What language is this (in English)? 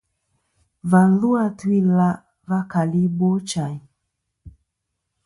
Kom